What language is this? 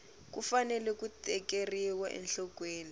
Tsonga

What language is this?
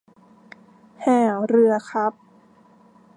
Thai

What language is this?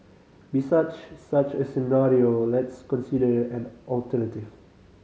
English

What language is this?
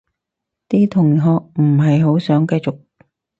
Cantonese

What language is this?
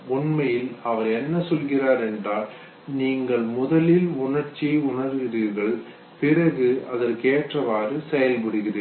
Tamil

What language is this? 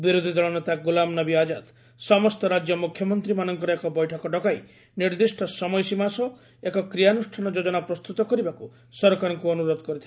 Odia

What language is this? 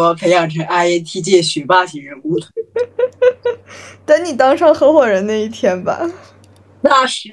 Chinese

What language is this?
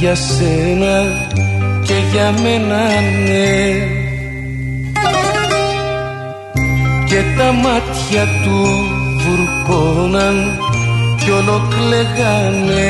Greek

